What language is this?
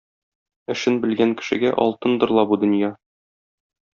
Tatar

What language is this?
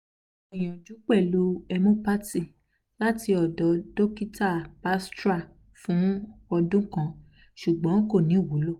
Yoruba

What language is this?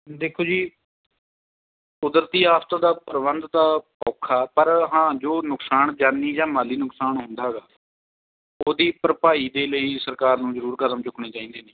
Punjabi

